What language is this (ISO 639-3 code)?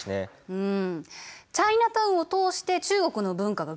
jpn